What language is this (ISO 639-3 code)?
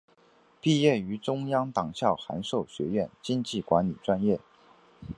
zho